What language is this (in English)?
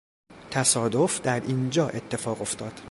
Persian